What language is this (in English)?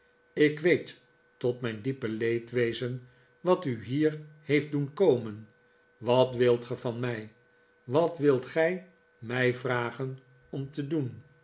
Dutch